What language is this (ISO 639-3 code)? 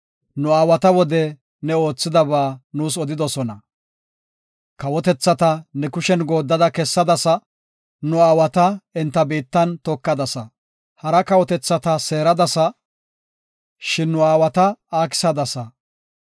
gof